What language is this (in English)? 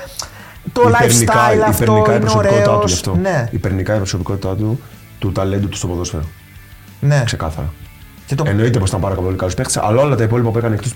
Greek